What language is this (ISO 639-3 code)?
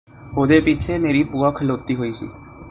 pan